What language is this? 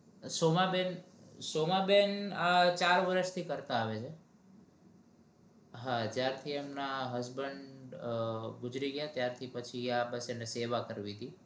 Gujarati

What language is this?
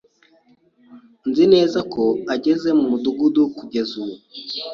Kinyarwanda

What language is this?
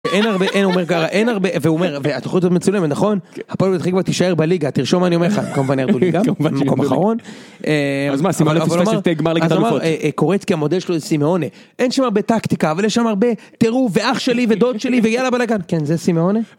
Hebrew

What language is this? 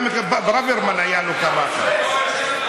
Hebrew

